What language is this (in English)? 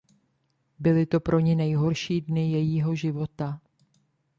Czech